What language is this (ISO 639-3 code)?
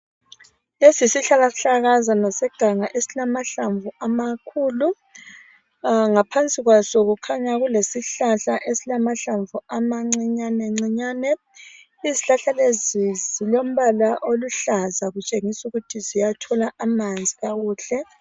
nde